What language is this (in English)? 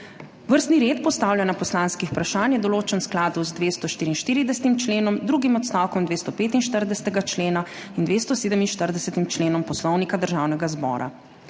Slovenian